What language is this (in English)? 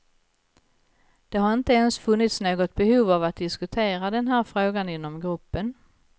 Swedish